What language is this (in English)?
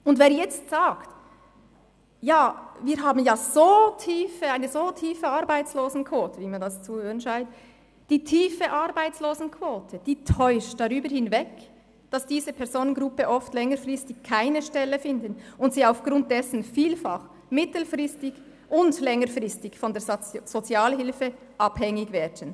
Swiss German